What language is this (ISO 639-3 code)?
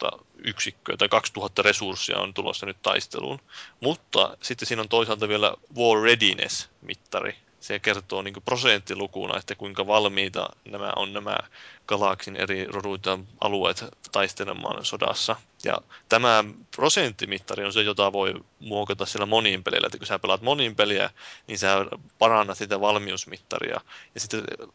fin